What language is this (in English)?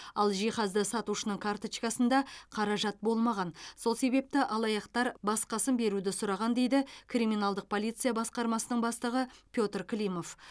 Kazakh